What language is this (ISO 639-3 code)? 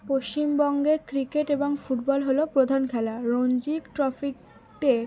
ben